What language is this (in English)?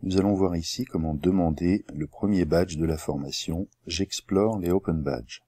French